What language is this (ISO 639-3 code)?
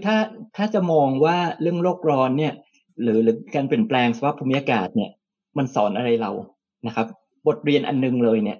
tha